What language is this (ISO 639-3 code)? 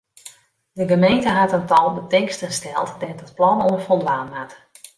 fry